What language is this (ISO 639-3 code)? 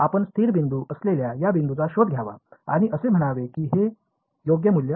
mar